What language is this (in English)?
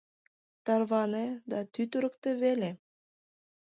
Mari